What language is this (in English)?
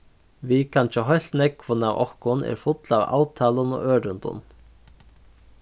Faroese